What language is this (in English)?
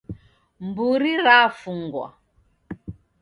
Taita